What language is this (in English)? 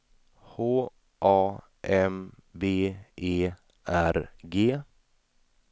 Swedish